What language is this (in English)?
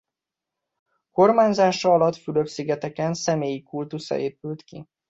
Hungarian